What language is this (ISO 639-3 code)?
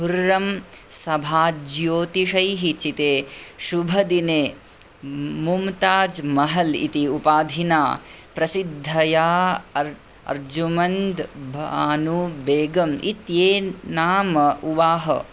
san